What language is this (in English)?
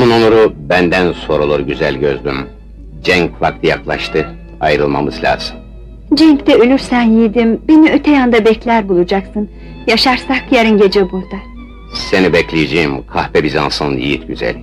Turkish